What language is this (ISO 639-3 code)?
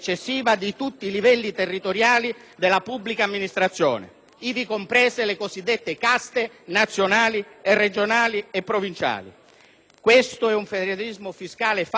ita